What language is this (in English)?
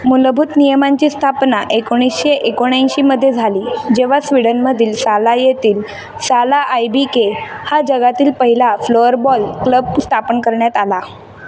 Marathi